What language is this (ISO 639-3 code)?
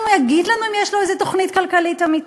heb